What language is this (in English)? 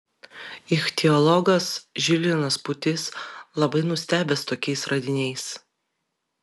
Lithuanian